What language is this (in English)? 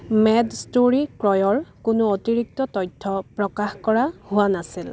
Assamese